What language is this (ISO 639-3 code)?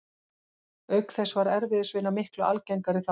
isl